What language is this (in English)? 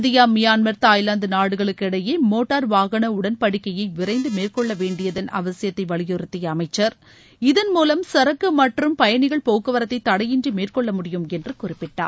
Tamil